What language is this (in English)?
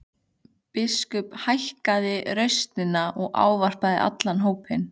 Icelandic